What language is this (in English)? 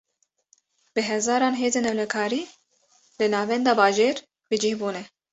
Kurdish